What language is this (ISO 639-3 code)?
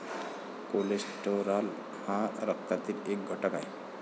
mar